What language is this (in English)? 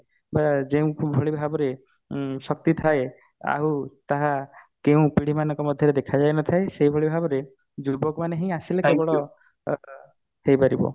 Odia